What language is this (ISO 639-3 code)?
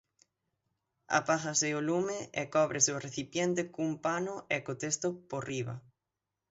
glg